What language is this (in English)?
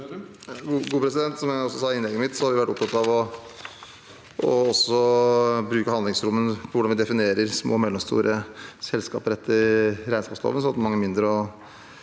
Norwegian